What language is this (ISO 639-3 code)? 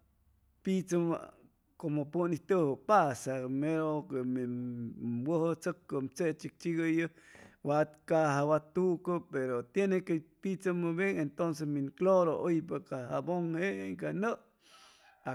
zoh